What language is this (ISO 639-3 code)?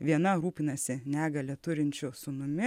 lit